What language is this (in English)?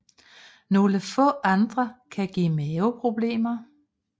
Danish